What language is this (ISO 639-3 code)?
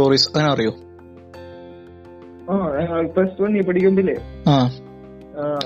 mal